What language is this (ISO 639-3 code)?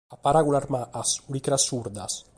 srd